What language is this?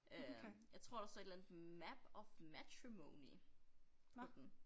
Danish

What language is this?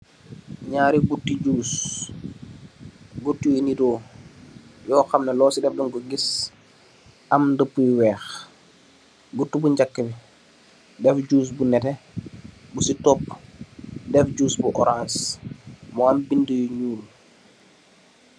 Wolof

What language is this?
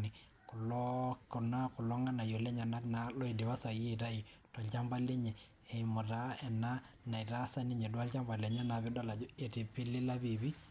Masai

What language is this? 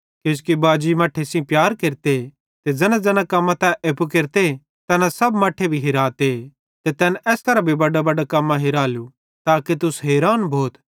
Bhadrawahi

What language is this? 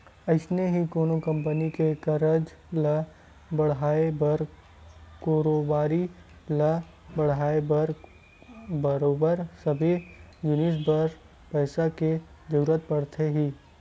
Chhattisgarhi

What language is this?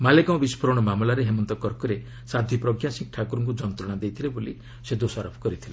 Odia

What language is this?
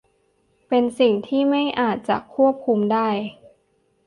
Thai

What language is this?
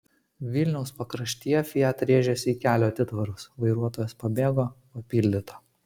Lithuanian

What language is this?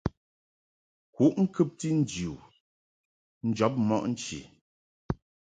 Mungaka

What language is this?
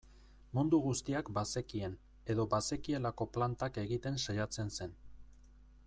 Basque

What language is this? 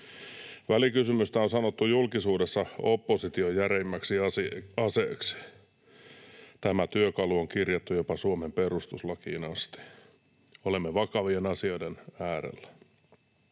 Finnish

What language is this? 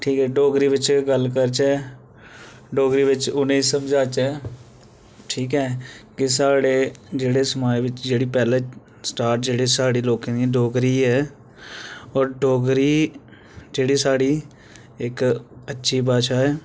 Dogri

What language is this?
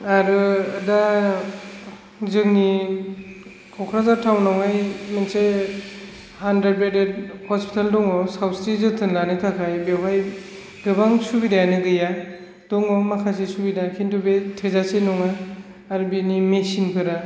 Bodo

